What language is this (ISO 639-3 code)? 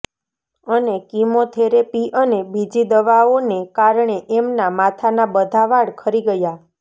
guj